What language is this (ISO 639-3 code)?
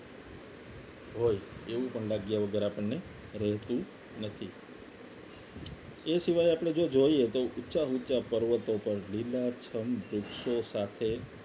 guj